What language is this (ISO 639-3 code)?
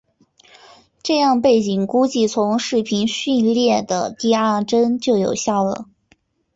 zho